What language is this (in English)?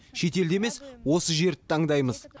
Kazakh